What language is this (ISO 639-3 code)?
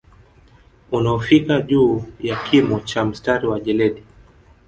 swa